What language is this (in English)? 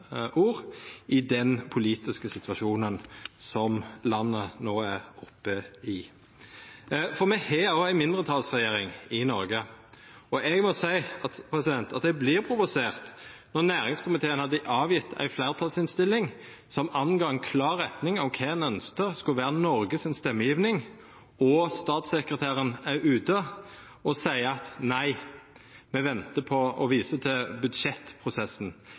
Norwegian Nynorsk